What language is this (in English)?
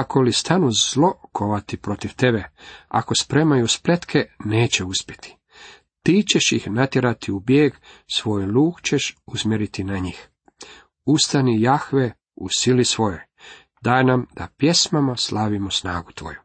Croatian